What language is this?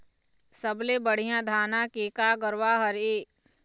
Chhattisgarhi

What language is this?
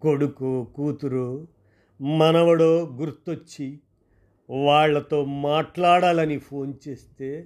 Telugu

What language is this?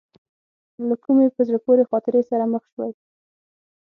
Pashto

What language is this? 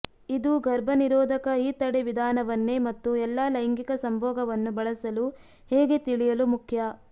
Kannada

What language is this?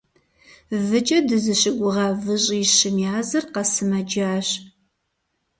Kabardian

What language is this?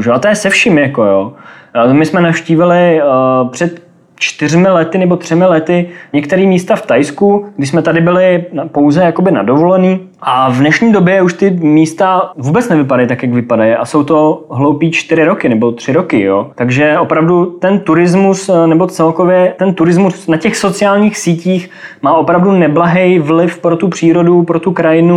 Czech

